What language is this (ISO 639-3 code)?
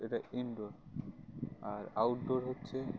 ben